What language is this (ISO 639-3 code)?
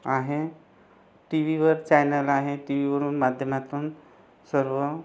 mar